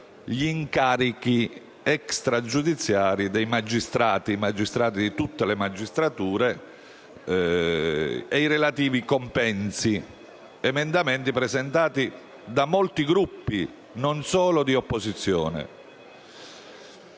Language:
Italian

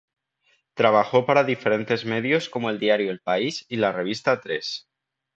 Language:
Spanish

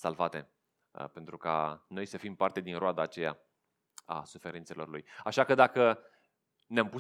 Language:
Romanian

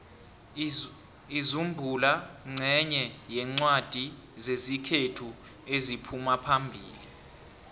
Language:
South Ndebele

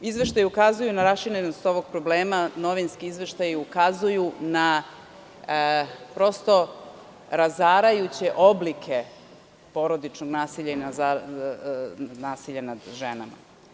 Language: Serbian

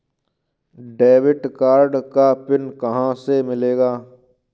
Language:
Hindi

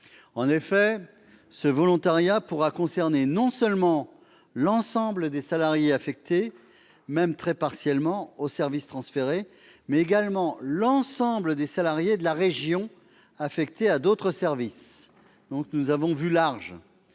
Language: French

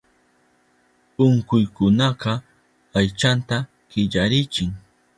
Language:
Southern Pastaza Quechua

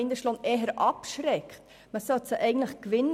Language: Swiss German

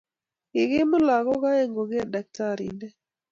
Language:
Kalenjin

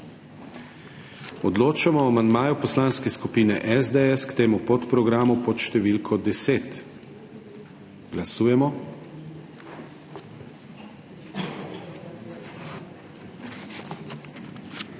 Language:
Slovenian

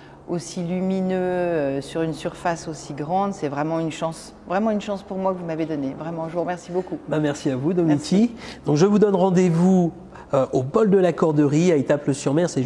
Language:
French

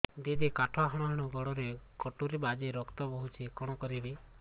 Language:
Odia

